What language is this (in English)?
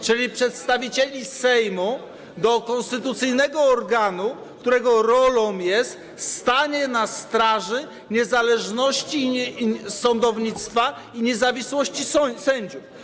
Polish